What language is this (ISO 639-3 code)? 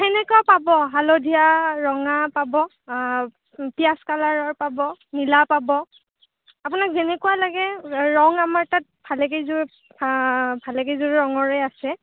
asm